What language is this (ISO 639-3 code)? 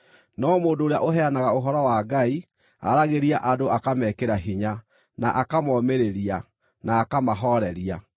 kik